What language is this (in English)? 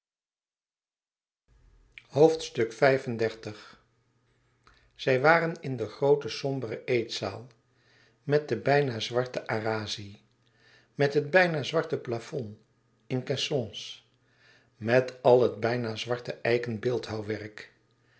Dutch